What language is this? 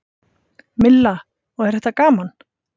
Icelandic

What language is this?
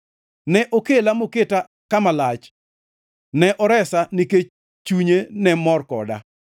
Luo (Kenya and Tanzania)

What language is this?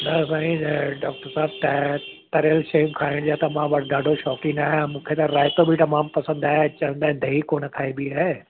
Sindhi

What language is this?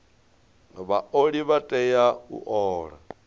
Venda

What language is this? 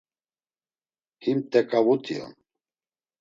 Laz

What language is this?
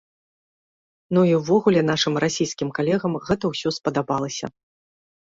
Belarusian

